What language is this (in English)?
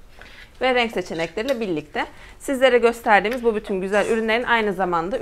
Turkish